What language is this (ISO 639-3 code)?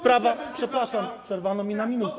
pol